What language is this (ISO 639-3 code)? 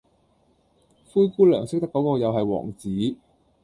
yue